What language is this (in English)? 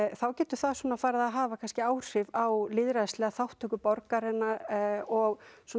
Icelandic